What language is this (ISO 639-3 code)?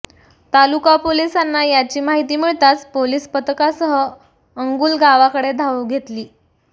mar